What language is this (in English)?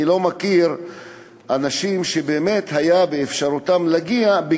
Hebrew